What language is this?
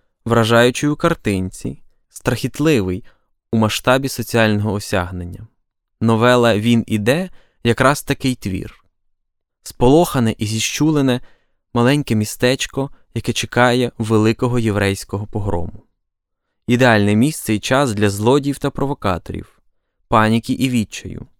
Ukrainian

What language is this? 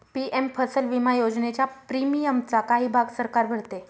Marathi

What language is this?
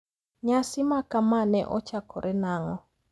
Luo (Kenya and Tanzania)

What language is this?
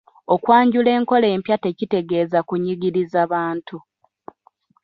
Ganda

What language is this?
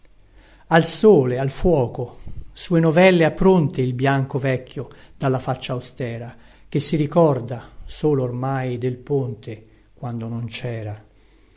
Italian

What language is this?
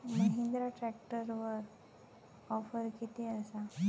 Marathi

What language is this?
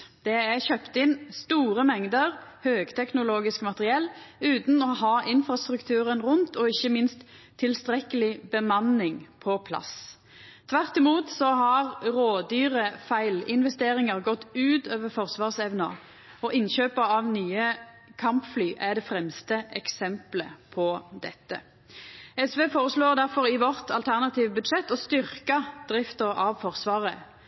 Norwegian Nynorsk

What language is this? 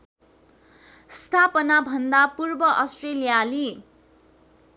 Nepali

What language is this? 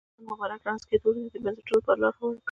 Pashto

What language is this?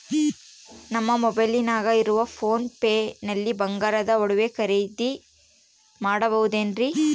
Kannada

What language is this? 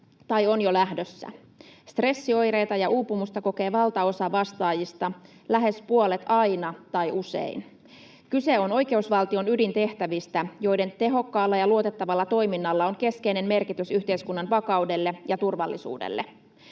Finnish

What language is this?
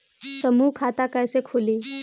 Bhojpuri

